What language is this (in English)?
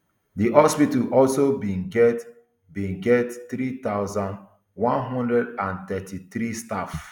Nigerian Pidgin